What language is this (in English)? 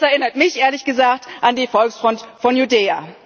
German